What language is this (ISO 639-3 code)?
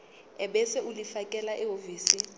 zul